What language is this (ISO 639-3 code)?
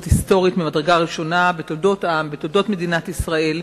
heb